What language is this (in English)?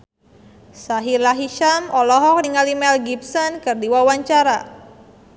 Sundanese